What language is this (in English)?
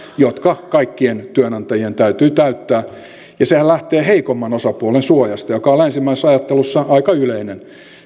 Finnish